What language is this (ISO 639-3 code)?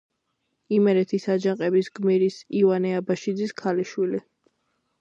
kat